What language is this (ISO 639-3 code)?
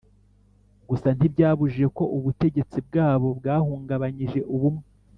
kin